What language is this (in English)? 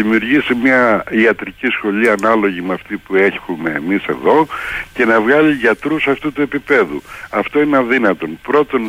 Greek